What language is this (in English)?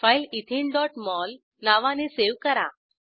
Marathi